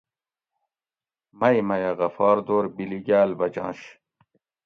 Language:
Gawri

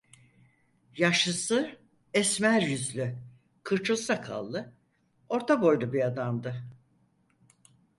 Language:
Turkish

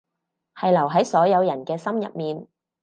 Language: Cantonese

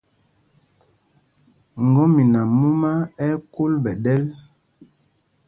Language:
Mpumpong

